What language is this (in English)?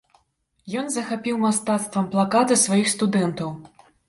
Belarusian